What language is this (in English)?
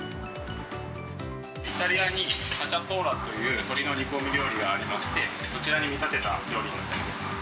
Japanese